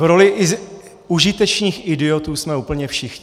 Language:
Czech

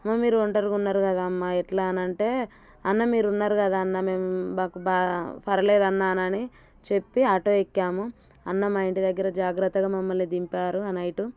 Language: Telugu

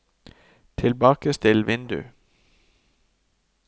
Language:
Norwegian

